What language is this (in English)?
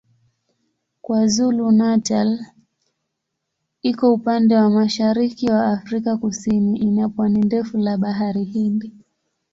Swahili